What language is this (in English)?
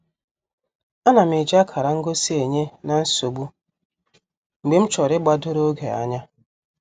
Igbo